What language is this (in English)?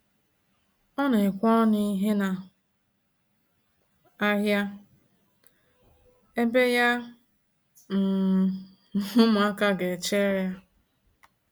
Igbo